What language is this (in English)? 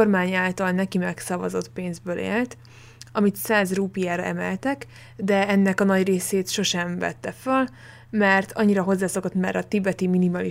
Hungarian